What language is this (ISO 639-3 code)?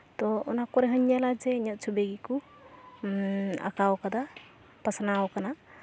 sat